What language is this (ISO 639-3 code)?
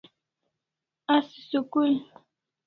kls